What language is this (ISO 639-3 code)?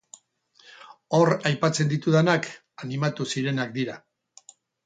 eus